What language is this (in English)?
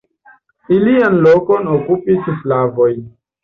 Esperanto